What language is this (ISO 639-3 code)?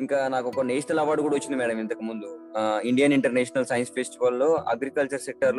tel